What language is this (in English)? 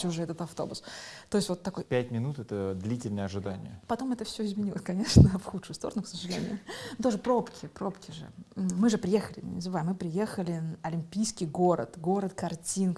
Russian